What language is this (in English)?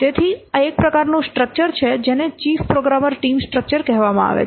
Gujarati